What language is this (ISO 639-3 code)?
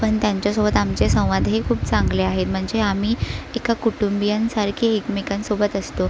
mar